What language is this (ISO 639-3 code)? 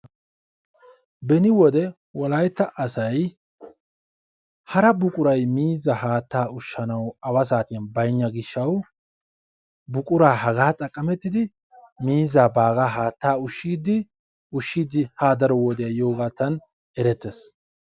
wal